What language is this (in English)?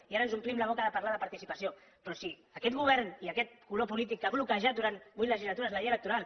Catalan